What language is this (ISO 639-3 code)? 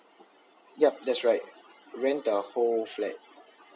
eng